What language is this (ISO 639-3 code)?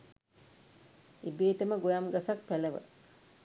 sin